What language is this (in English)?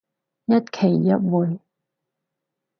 Cantonese